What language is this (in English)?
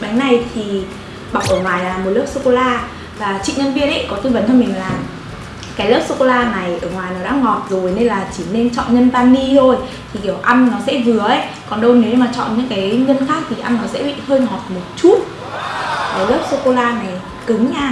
Vietnamese